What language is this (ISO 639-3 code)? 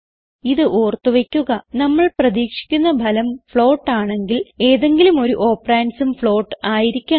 mal